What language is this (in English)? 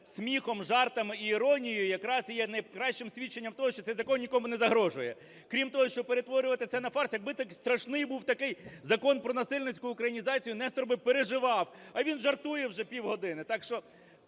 Ukrainian